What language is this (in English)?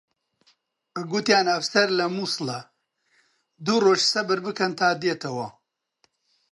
Central Kurdish